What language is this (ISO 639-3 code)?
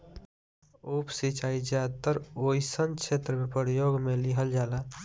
bho